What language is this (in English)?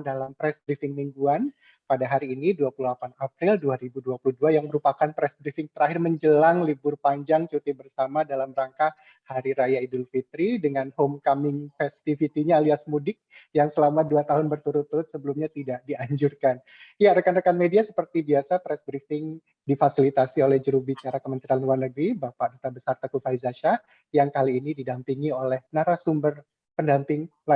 Indonesian